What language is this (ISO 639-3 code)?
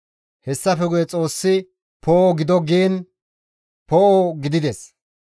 gmv